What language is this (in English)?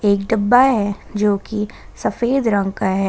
Hindi